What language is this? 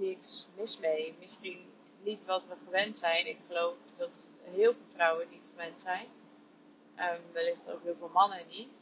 Dutch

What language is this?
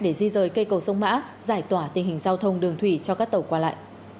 Vietnamese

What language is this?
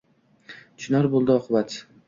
Uzbek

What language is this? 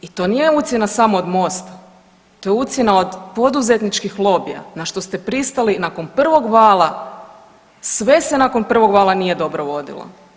Croatian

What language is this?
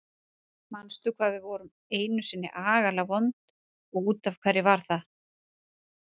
Icelandic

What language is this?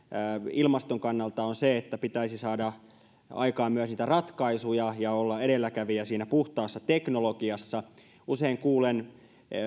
Finnish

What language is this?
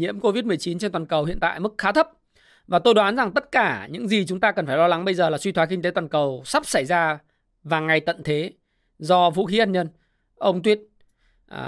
Vietnamese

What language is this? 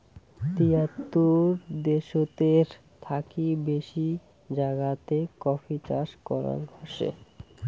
Bangla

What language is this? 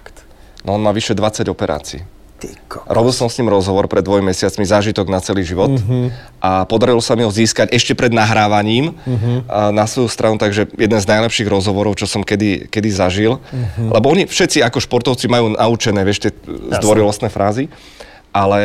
Slovak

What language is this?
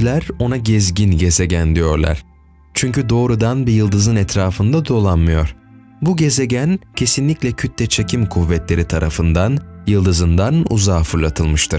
Turkish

